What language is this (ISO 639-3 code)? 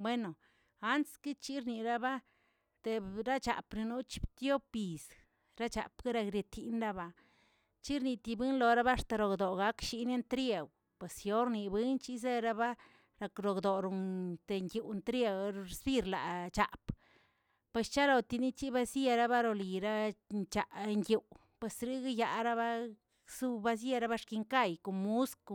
zts